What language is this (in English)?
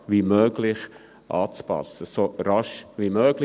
Swiss German